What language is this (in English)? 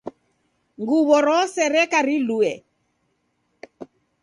Taita